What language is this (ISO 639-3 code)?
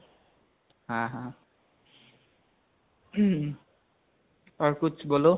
asm